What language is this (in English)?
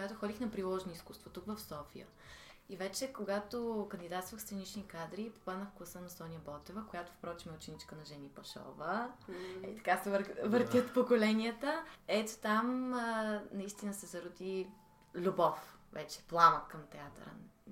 Bulgarian